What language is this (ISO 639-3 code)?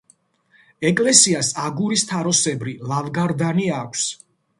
kat